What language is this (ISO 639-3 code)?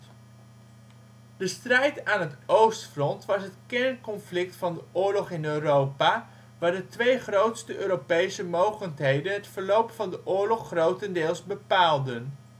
nld